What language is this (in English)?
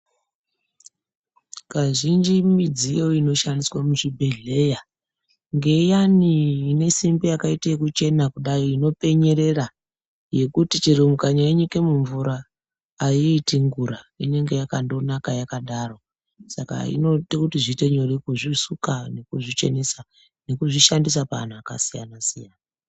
Ndau